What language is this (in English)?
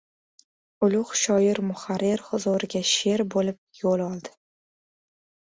Uzbek